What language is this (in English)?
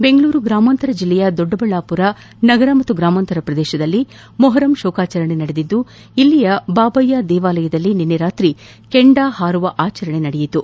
Kannada